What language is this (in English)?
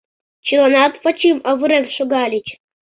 Mari